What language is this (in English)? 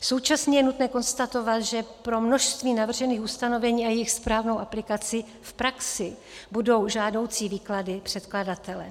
Czech